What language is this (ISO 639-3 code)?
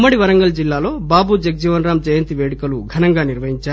tel